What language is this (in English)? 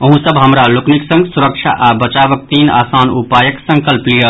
Maithili